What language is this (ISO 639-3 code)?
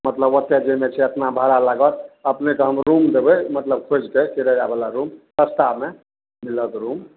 mai